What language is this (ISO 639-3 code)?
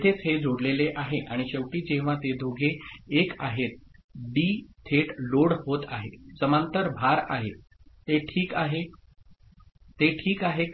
mar